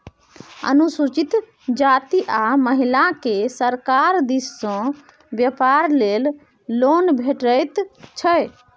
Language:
Maithili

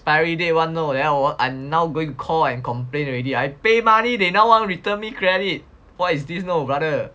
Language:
English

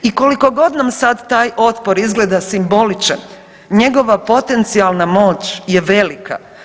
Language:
Croatian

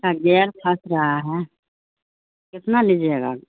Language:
Urdu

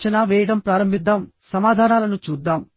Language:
Telugu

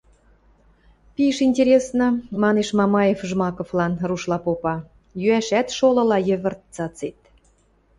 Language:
Western Mari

